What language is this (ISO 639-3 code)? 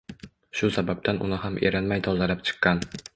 uzb